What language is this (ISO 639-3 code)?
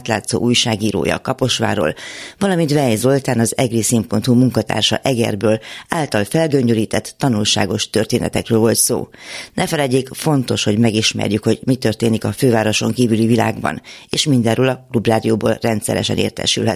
hun